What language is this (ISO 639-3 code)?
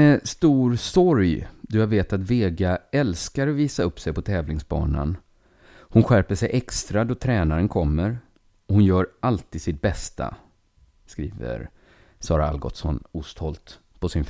swe